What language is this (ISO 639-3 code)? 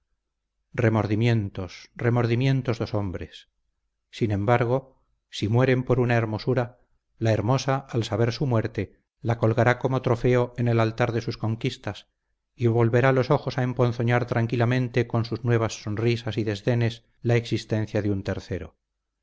spa